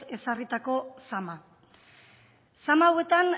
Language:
Basque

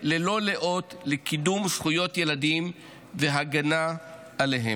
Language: Hebrew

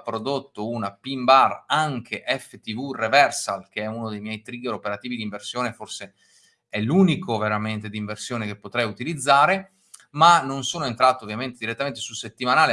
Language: Italian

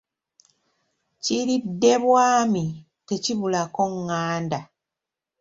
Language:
Ganda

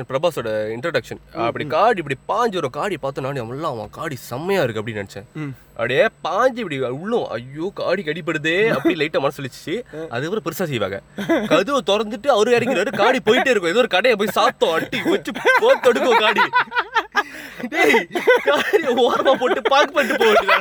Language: Tamil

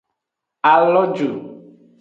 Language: Aja (Benin)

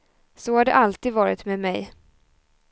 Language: Swedish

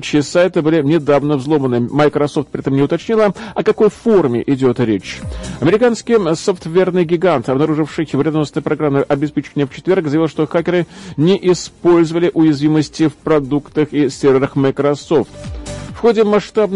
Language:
Russian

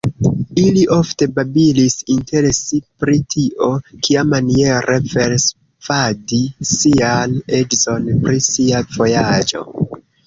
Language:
Esperanto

